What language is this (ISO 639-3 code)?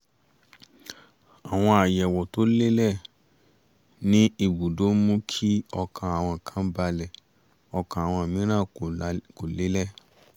yor